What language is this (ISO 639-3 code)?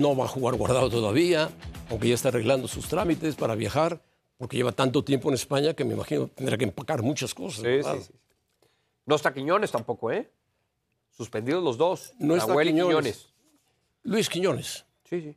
spa